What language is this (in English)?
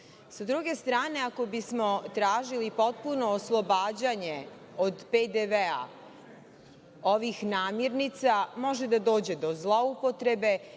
Serbian